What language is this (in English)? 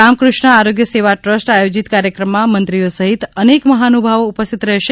Gujarati